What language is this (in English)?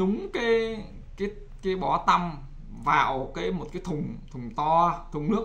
Vietnamese